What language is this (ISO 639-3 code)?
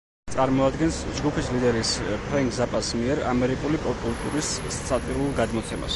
kat